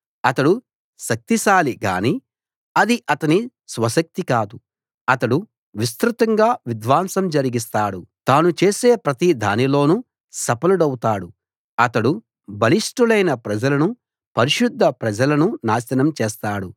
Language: Telugu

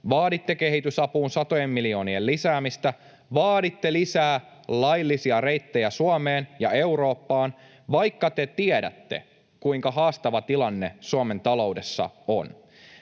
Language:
Finnish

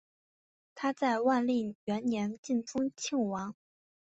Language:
Chinese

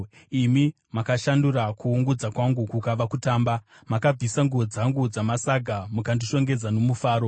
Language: Shona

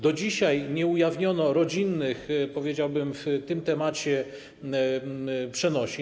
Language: Polish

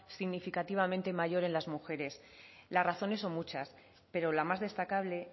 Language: Spanish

